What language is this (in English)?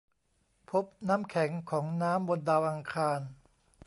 Thai